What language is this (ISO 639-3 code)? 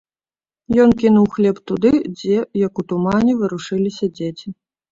bel